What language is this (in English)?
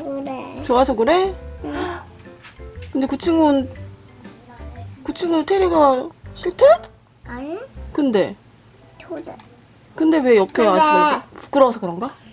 Korean